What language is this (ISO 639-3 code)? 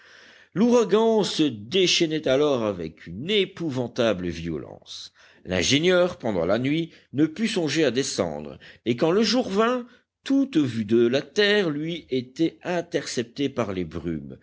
fra